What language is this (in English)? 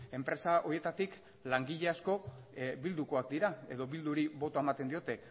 Basque